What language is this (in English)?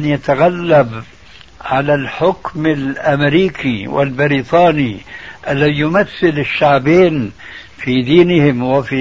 Arabic